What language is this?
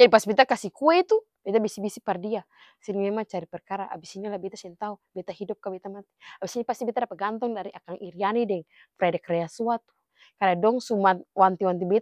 Ambonese Malay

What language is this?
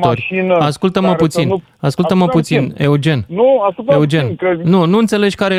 Romanian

